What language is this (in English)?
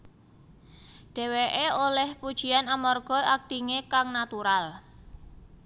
Javanese